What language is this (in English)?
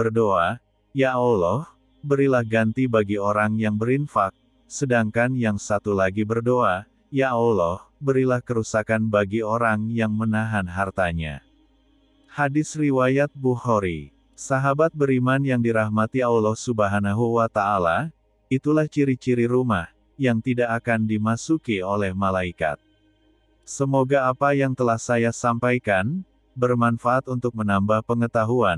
Indonesian